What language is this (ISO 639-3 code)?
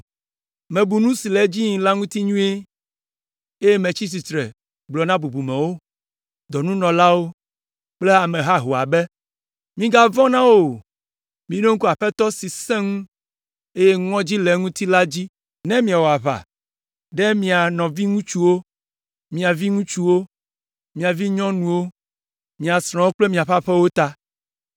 ewe